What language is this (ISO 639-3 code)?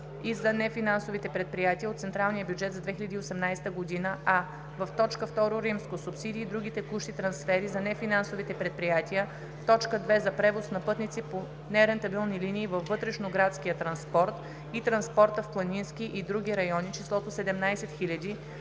bul